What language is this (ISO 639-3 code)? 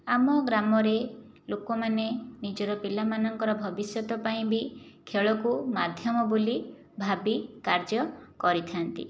ori